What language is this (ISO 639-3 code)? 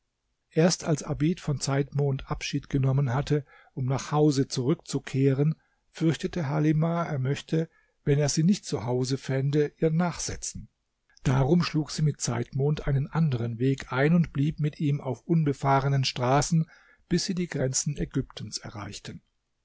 deu